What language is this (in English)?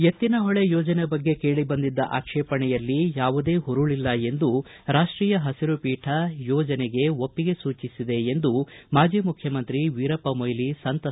Kannada